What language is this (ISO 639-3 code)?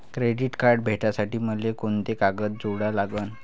mar